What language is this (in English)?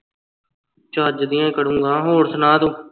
Punjabi